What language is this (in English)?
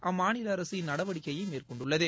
Tamil